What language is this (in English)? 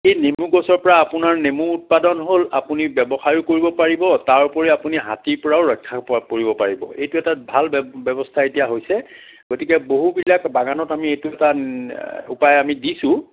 Assamese